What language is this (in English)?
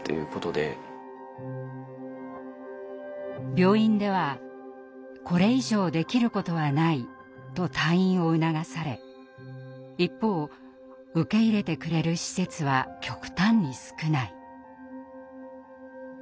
Japanese